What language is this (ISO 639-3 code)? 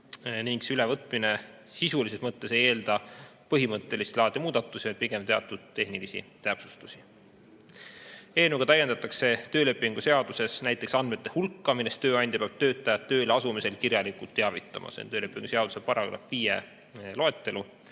est